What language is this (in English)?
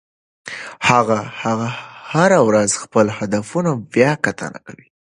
Pashto